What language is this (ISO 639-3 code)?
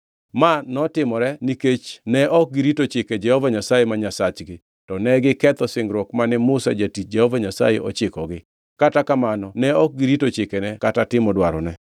luo